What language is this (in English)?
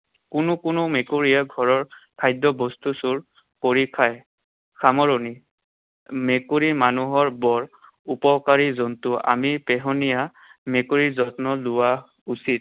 Assamese